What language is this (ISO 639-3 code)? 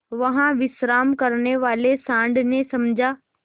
hin